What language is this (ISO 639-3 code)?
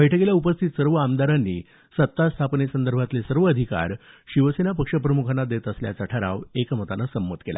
mar